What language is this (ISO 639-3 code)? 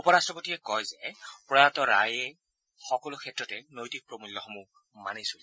asm